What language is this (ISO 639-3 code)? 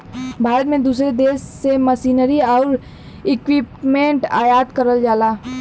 bho